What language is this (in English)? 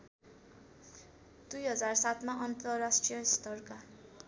Nepali